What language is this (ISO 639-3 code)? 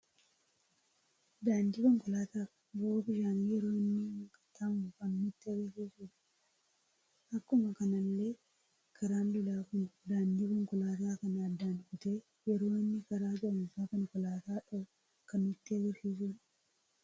orm